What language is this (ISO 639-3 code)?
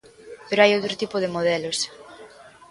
glg